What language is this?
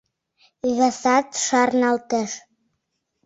Mari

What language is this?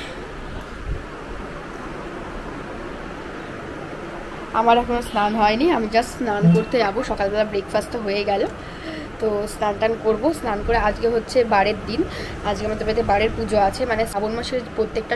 Romanian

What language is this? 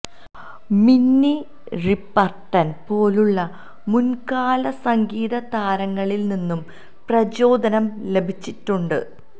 Malayalam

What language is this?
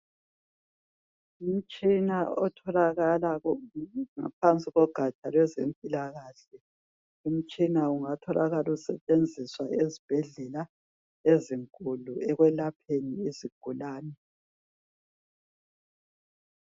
North Ndebele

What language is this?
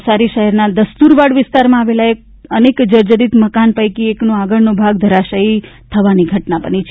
Gujarati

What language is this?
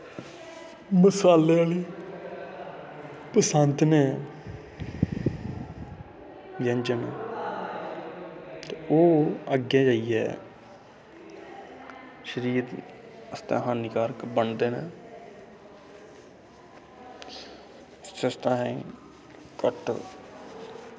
Dogri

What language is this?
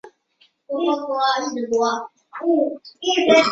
Chinese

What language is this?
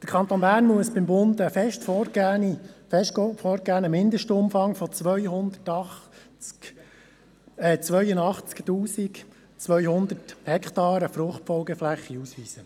Swiss German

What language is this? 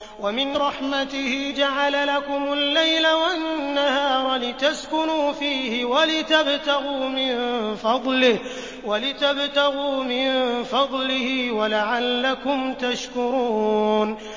Arabic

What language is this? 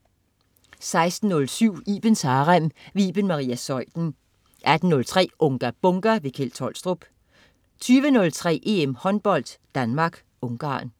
Danish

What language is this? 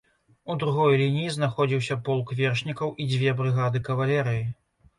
Belarusian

